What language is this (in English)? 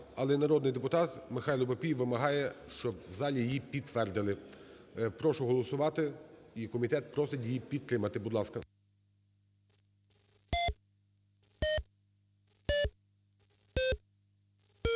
Ukrainian